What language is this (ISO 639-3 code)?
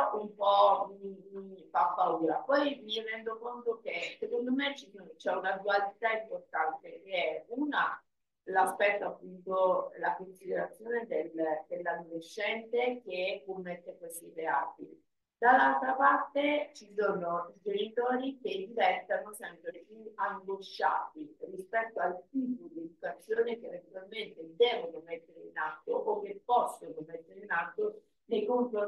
ita